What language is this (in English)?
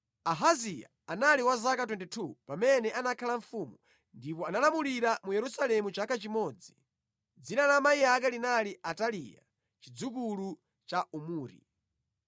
Nyanja